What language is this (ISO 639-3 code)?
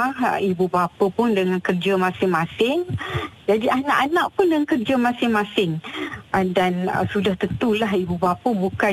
msa